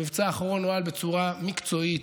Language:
Hebrew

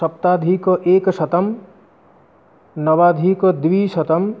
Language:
Sanskrit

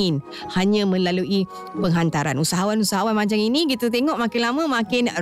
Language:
Malay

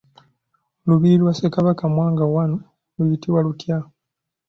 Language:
Ganda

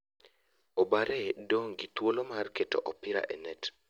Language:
Luo (Kenya and Tanzania)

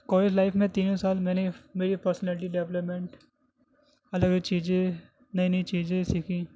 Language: Urdu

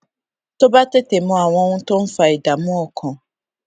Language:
Yoruba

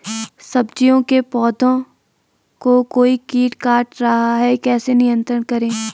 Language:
Hindi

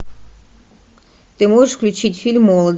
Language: Russian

